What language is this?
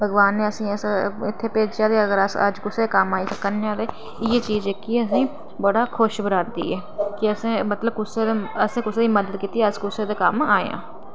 Dogri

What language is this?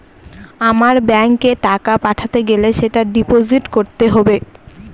Bangla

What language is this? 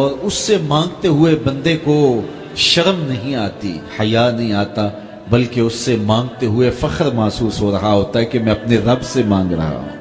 Urdu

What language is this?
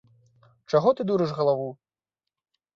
Belarusian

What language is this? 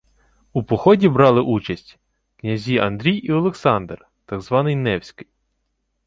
Ukrainian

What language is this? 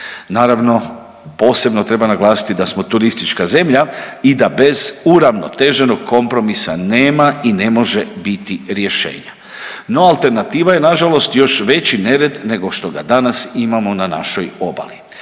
Croatian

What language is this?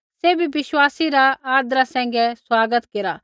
Kullu Pahari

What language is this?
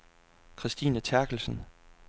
Danish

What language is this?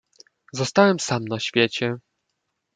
Polish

